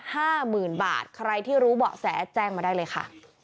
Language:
Thai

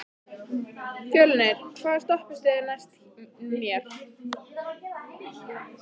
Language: Icelandic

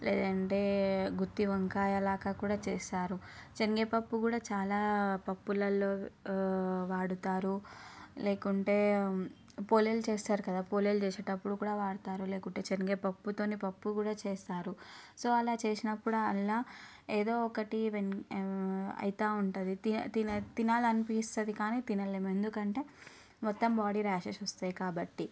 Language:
Telugu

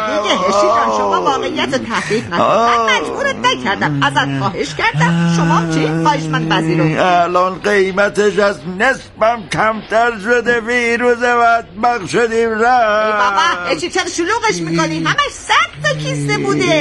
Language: Persian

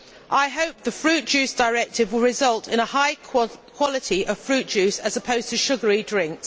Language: English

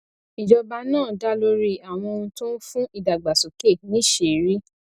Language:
Yoruba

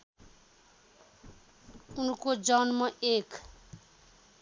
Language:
Nepali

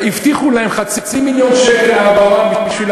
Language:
Hebrew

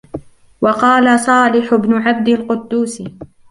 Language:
Arabic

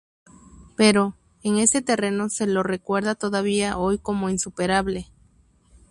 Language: Spanish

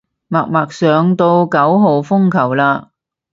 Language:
Cantonese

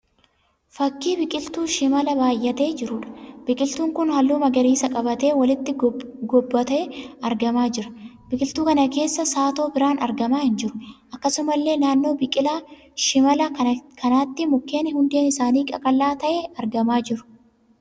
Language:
Oromo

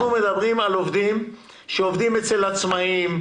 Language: Hebrew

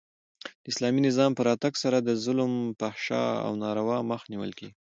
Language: Pashto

